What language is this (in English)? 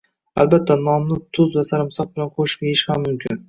Uzbek